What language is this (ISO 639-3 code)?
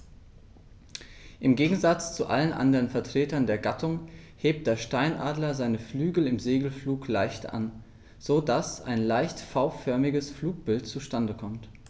deu